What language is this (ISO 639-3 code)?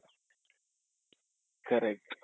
kan